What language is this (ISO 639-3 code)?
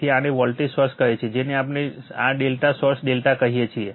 guj